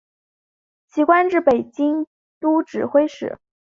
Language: Chinese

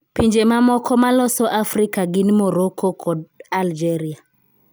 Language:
Luo (Kenya and Tanzania)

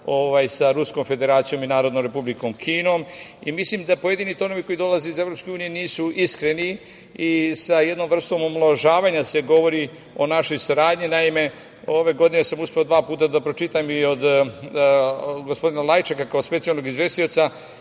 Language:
Serbian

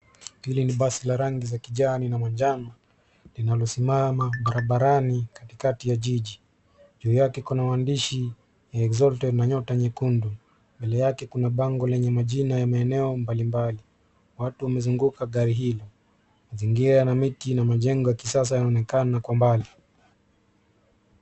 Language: Swahili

